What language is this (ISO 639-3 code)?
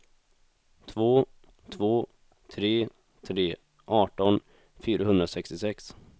swe